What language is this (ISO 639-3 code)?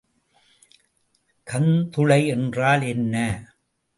tam